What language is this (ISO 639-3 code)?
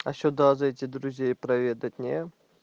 rus